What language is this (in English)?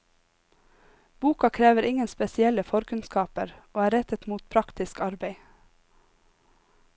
Norwegian